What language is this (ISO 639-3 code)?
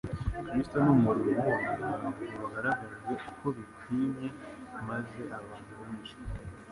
kin